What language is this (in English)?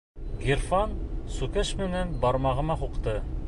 Bashkir